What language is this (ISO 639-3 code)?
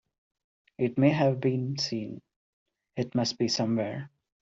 eng